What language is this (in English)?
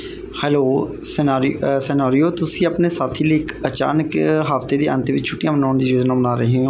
Punjabi